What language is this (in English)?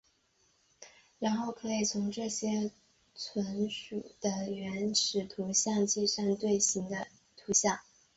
Chinese